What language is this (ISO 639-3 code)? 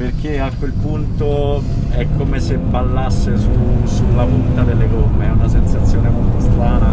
ita